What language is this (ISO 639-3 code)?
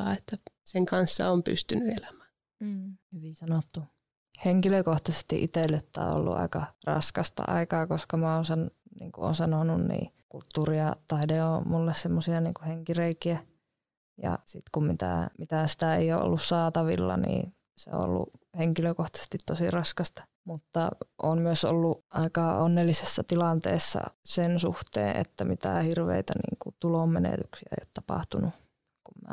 fin